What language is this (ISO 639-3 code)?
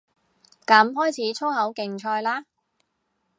yue